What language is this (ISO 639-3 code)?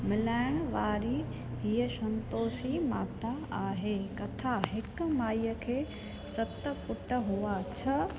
snd